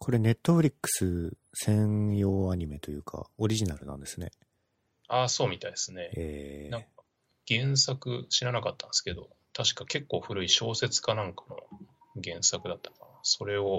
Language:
Japanese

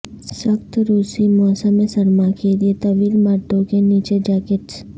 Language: Urdu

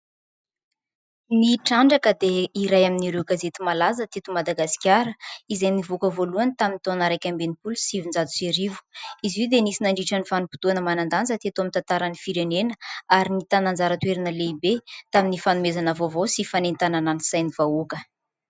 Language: Malagasy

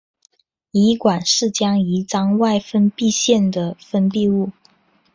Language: Chinese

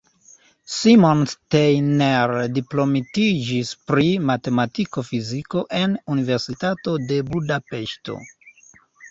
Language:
Esperanto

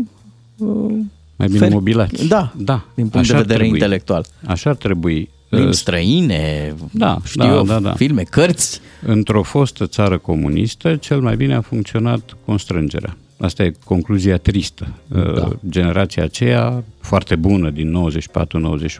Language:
Romanian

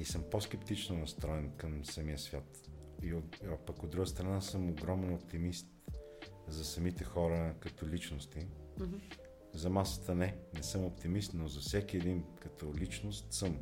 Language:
Bulgarian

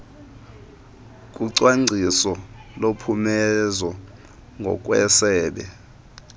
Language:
Xhosa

